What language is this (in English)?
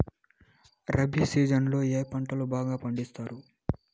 Telugu